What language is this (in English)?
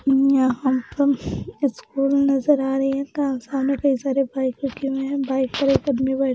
Hindi